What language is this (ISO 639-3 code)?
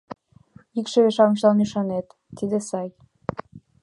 chm